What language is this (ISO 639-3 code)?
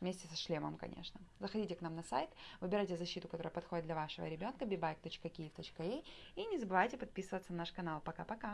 rus